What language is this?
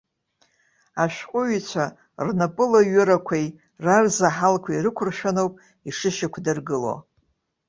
Abkhazian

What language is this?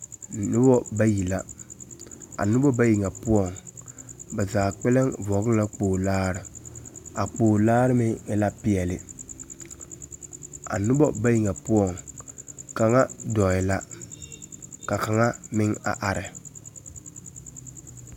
Southern Dagaare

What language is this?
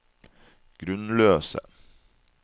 Norwegian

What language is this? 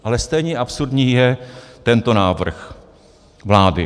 Czech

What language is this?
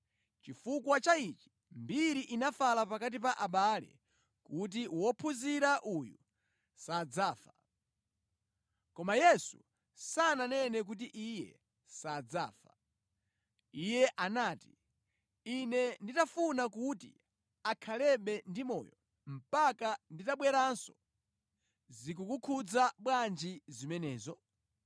Nyanja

